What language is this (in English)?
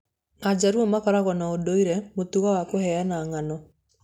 Kikuyu